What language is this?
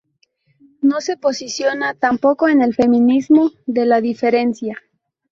Spanish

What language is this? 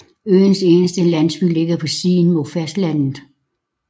Danish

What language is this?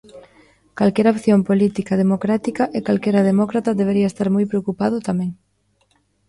Galician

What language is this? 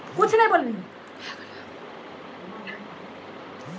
Maithili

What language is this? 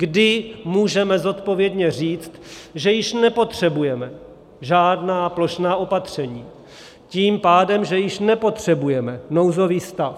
Czech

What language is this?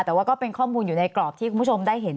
Thai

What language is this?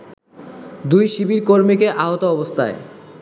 Bangla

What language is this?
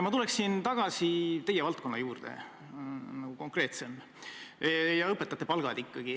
Estonian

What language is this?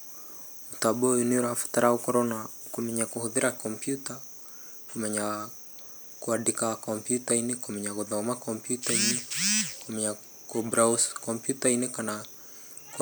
Kikuyu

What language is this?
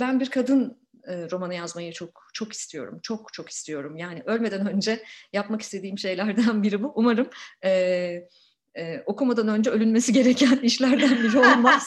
Turkish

